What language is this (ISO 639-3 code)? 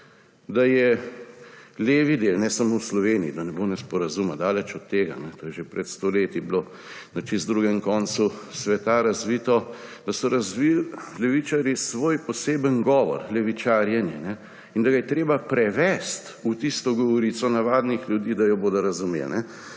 slv